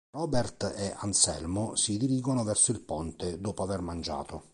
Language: Italian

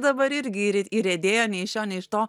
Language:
Lithuanian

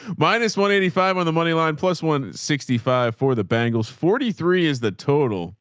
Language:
English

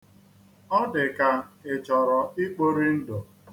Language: Igbo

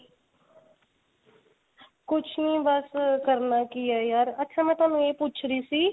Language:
Punjabi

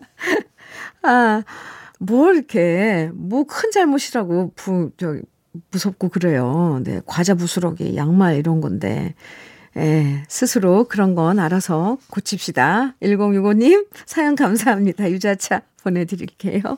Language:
Korean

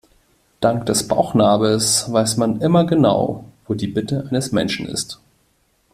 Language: German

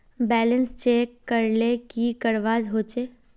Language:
Magahi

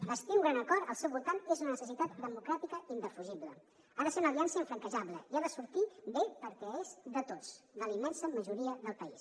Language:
Catalan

